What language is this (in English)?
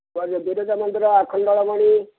Odia